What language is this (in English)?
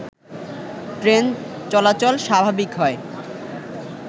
Bangla